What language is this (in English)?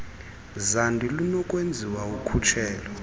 Xhosa